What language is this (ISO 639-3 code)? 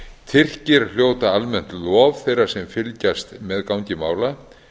isl